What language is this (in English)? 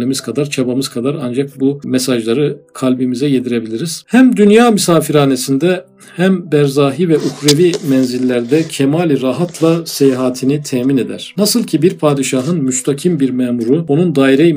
Turkish